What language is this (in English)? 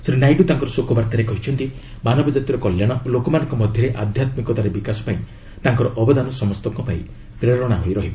Odia